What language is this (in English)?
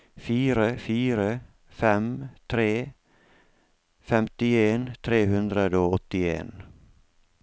Norwegian